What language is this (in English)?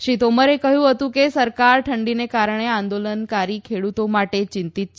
Gujarati